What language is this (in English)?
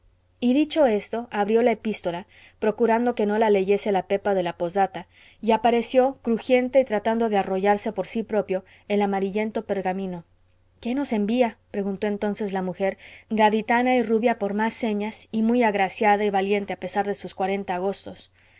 Spanish